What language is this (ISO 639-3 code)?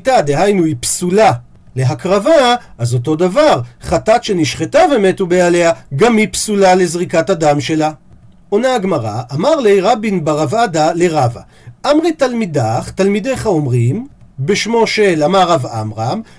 heb